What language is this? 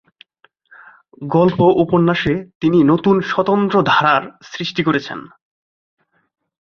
Bangla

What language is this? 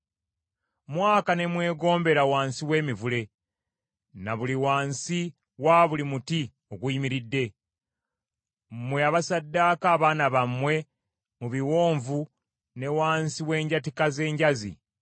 Ganda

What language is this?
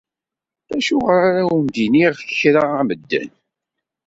Kabyle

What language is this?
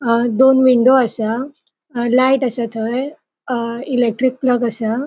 Konkani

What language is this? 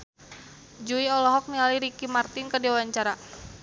Sundanese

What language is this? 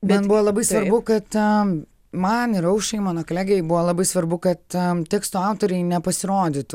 Lithuanian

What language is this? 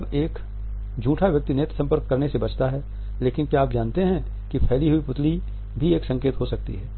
Hindi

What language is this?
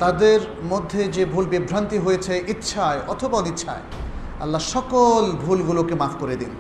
Bangla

